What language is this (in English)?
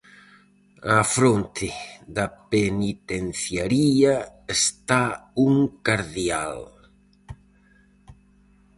Galician